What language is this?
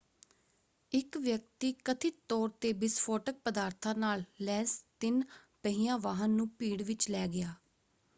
Punjabi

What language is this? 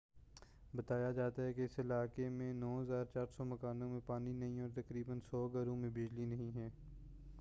Urdu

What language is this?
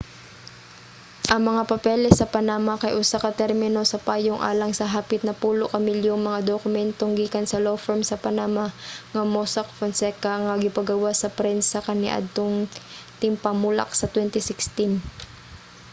Cebuano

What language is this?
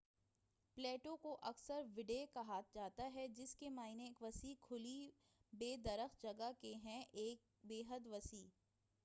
Urdu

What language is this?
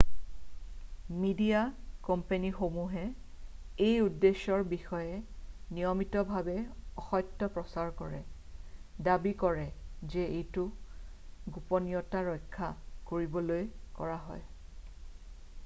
Assamese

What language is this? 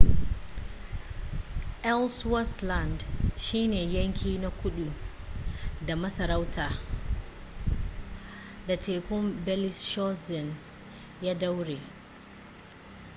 Hausa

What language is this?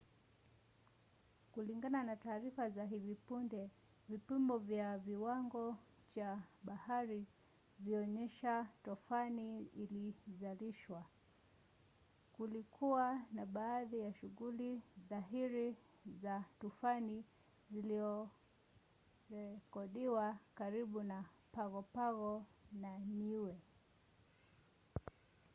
Swahili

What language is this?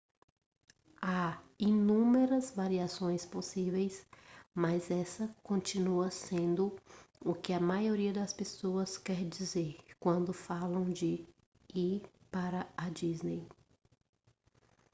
Portuguese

